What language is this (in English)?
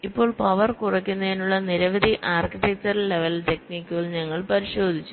Malayalam